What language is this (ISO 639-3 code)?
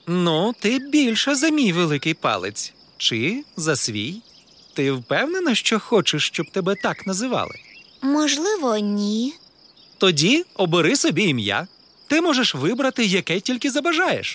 ukr